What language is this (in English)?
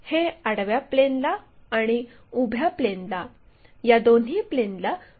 Marathi